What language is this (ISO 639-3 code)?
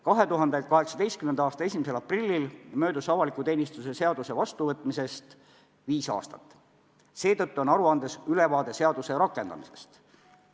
est